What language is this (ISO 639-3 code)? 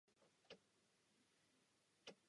ces